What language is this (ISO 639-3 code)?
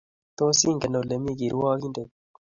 kln